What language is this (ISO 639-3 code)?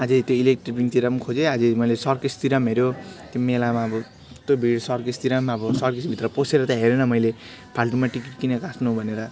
nep